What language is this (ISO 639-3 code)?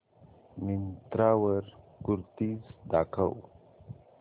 mar